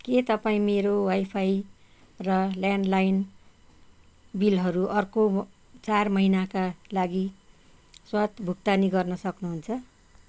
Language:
Nepali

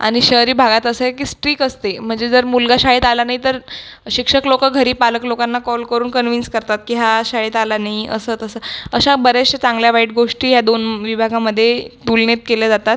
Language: Marathi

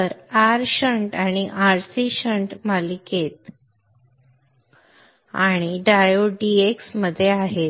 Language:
Marathi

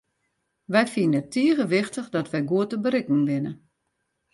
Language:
Western Frisian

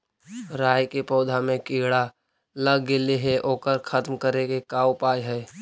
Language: Magahi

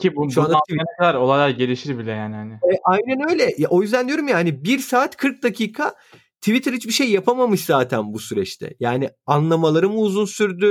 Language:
Turkish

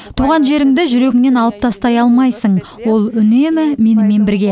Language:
Kazakh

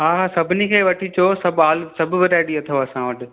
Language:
Sindhi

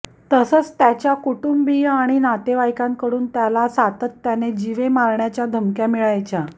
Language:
Marathi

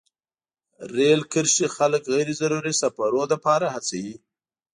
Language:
Pashto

